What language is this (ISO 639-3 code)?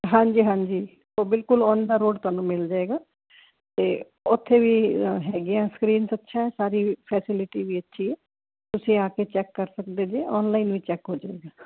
pan